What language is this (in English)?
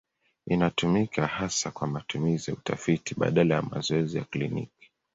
Swahili